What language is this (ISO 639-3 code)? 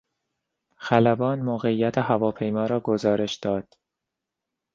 fas